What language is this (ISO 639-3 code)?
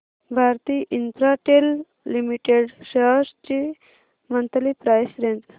mar